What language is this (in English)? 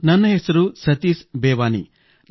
Kannada